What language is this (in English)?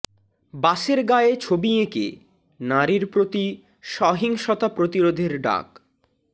Bangla